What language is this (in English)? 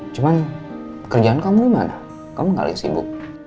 Indonesian